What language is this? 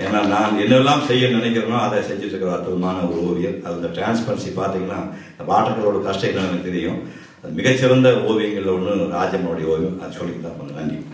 Ukrainian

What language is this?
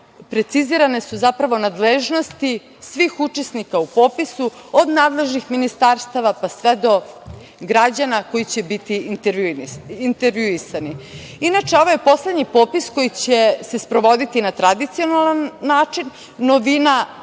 Serbian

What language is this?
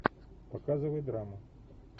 Russian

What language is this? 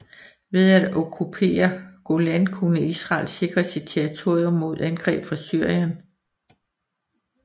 Danish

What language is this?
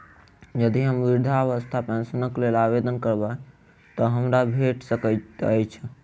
Maithili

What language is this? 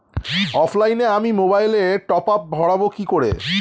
Bangla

